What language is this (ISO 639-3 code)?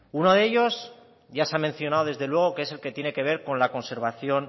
spa